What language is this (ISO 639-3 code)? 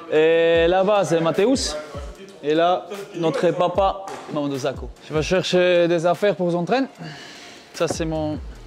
fra